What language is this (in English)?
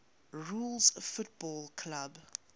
English